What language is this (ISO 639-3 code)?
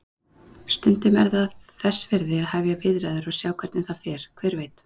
isl